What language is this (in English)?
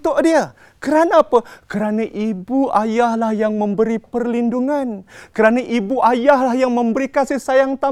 Malay